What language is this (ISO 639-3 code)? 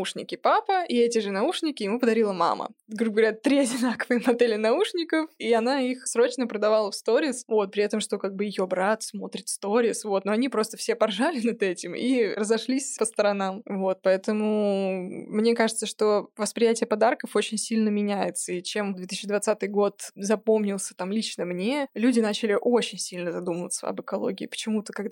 rus